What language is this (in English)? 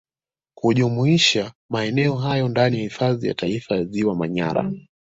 Swahili